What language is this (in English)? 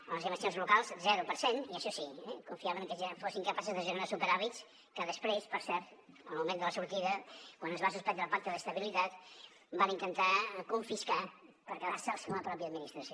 Catalan